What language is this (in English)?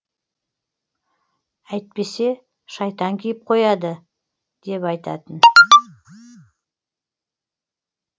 Kazakh